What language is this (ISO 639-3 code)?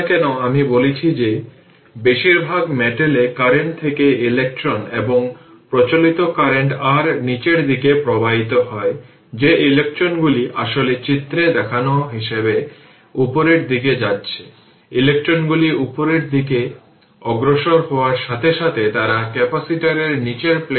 ben